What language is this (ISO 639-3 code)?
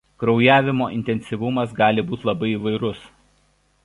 lit